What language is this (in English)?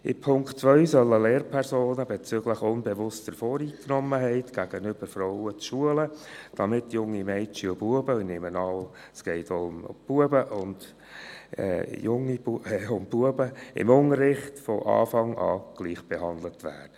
Swiss German